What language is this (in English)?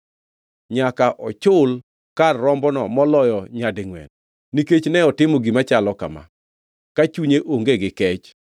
Luo (Kenya and Tanzania)